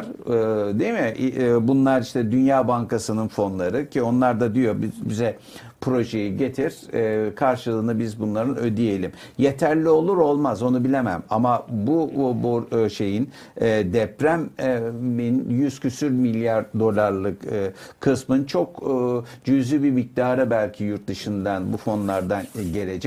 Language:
Turkish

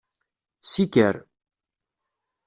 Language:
Kabyle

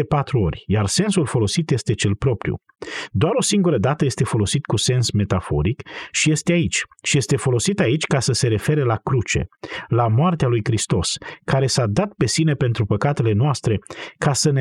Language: Romanian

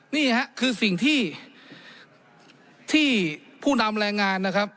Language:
Thai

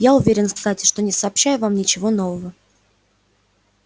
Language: Russian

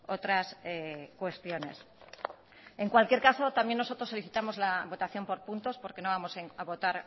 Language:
Spanish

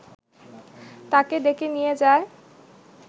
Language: Bangla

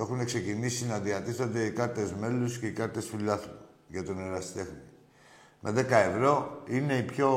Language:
Greek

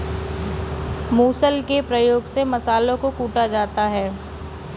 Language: Hindi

